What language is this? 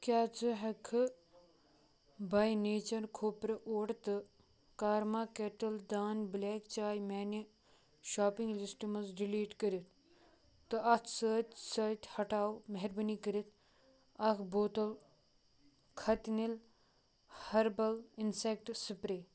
Kashmiri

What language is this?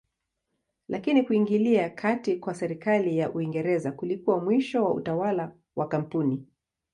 Swahili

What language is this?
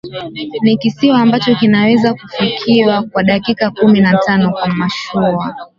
Swahili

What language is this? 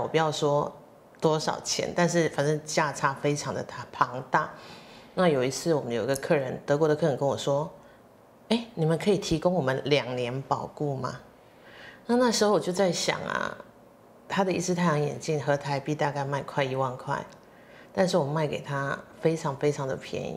Chinese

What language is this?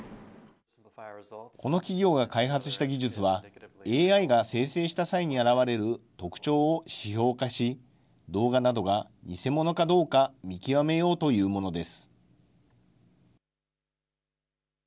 Japanese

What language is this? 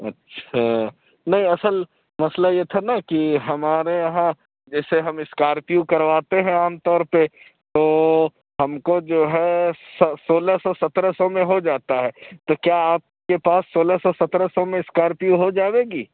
Urdu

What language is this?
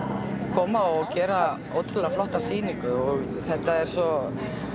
Icelandic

